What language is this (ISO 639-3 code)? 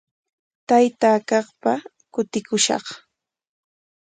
qwa